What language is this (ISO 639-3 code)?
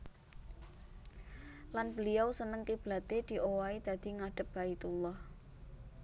jav